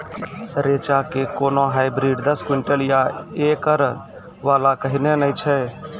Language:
Maithili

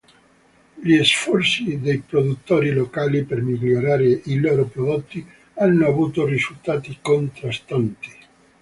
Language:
Italian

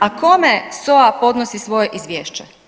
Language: Croatian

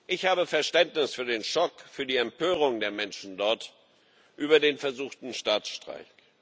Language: German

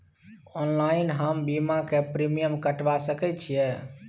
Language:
Maithili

